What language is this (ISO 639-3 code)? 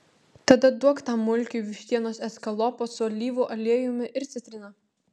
lit